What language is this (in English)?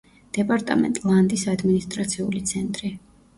Georgian